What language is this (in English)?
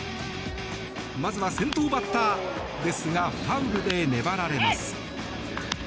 Japanese